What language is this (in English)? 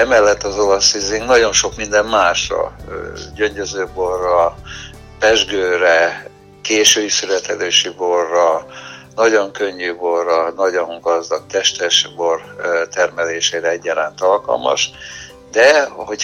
Hungarian